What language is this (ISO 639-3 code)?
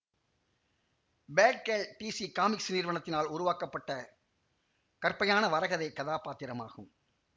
tam